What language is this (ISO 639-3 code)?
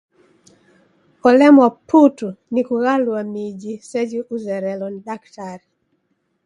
dav